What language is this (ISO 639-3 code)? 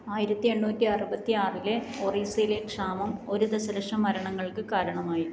mal